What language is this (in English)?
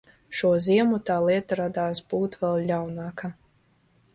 Latvian